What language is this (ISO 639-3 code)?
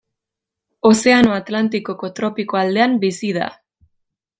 eus